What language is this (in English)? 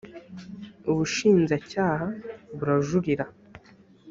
Kinyarwanda